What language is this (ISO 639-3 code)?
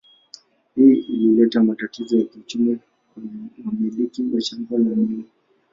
swa